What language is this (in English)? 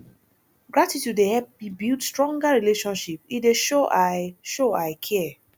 Nigerian Pidgin